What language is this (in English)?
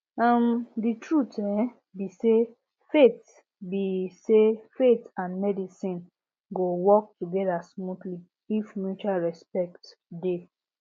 Nigerian Pidgin